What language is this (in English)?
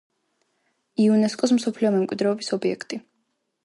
Georgian